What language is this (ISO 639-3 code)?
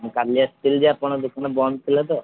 ori